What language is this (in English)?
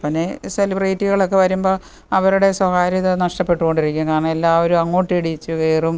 Malayalam